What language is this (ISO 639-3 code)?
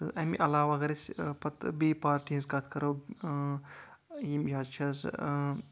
kas